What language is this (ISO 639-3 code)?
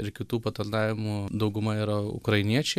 lit